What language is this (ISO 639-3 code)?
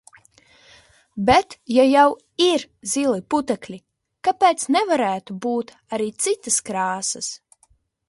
lav